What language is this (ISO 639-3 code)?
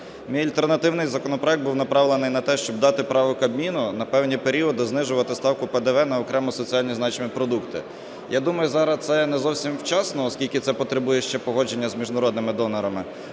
ukr